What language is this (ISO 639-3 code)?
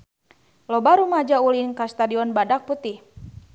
sun